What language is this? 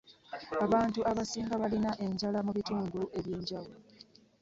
Ganda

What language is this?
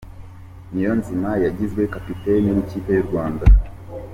Kinyarwanda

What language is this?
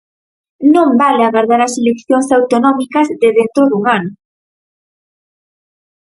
Galician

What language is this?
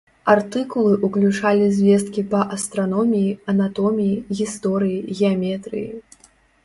Belarusian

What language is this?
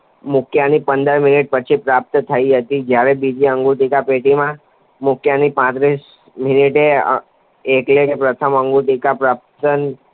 Gujarati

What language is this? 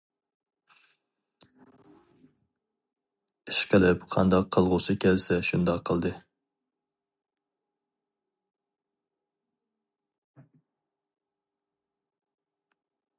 Uyghur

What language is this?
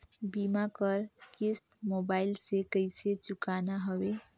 Chhattisgarhi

